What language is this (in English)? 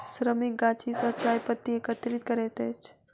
Maithili